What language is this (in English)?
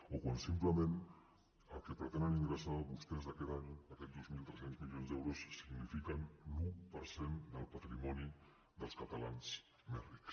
Catalan